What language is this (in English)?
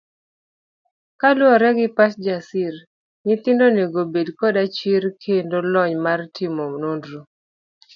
Luo (Kenya and Tanzania)